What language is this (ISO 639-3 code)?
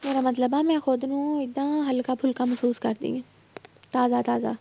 pan